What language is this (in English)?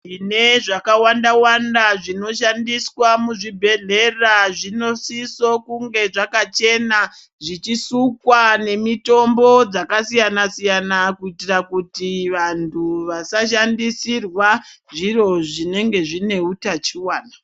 Ndau